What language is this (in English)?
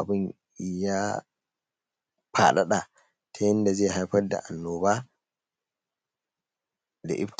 Hausa